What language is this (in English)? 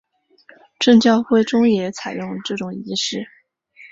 Chinese